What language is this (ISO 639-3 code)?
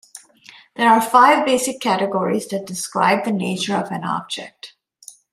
eng